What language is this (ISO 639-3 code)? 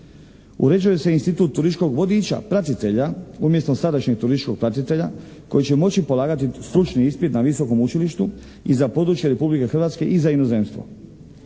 hrv